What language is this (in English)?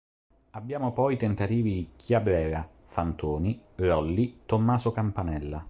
Italian